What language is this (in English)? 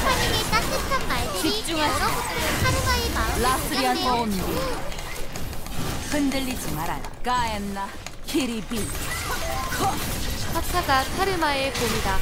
Korean